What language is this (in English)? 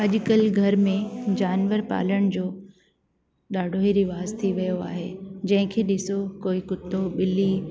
Sindhi